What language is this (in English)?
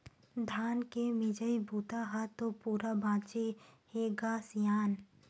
Chhattisgarhi